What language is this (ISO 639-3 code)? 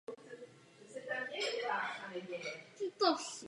ces